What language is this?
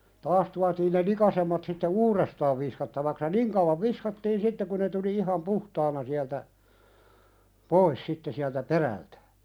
Finnish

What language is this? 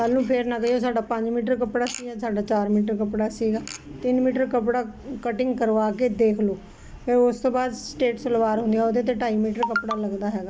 Punjabi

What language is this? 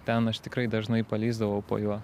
Lithuanian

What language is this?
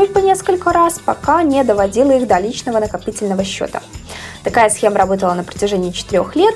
Russian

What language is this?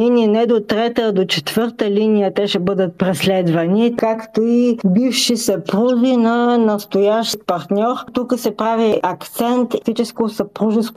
Bulgarian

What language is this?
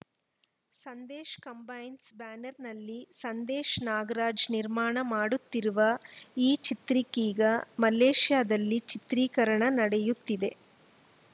Kannada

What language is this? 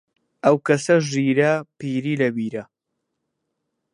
Central Kurdish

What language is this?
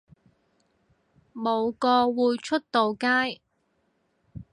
Cantonese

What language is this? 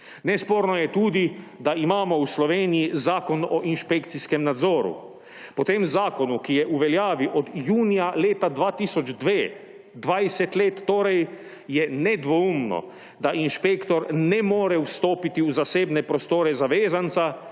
Slovenian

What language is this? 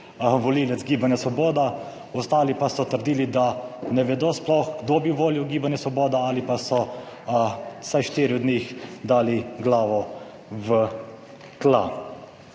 Slovenian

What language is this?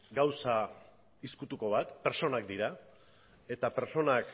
Basque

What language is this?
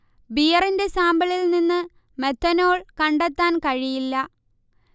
Malayalam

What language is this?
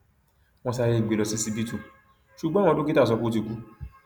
Yoruba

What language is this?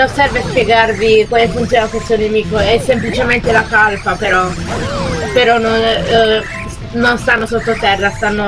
Italian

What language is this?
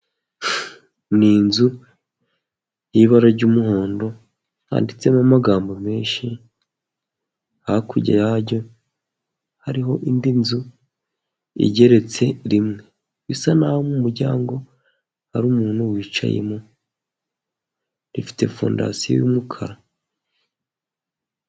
Kinyarwanda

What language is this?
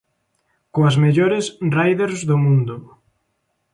Galician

